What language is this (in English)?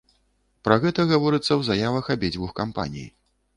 Belarusian